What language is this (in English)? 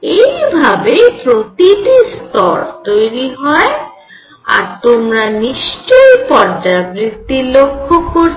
Bangla